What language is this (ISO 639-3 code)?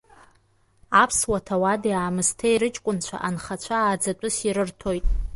abk